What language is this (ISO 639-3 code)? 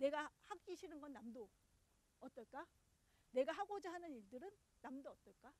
kor